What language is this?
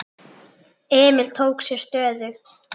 Icelandic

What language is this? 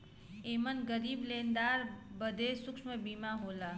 Bhojpuri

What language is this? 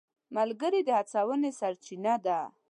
Pashto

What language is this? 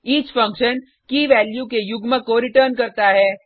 Hindi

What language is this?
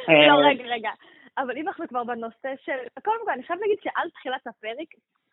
Hebrew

